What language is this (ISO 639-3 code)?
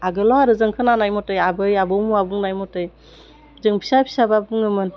brx